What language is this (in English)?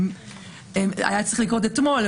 Hebrew